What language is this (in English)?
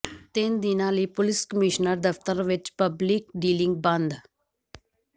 Punjabi